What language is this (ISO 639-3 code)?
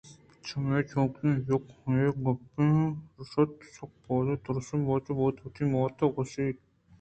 bgp